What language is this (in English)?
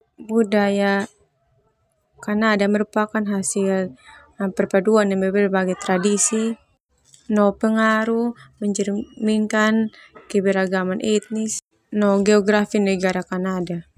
Termanu